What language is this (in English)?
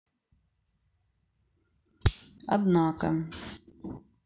Russian